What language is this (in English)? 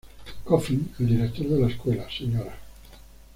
Spanish